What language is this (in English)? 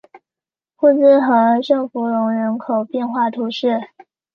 Chinese